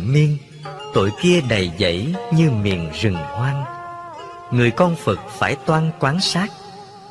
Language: Vietnamese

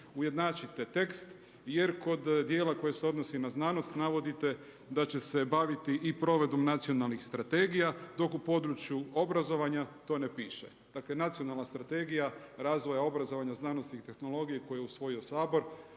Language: Croatian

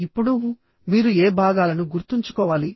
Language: Telugu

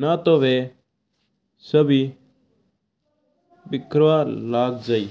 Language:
Mewari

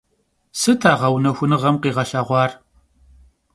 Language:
Kabardian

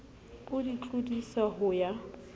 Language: Southern Sotho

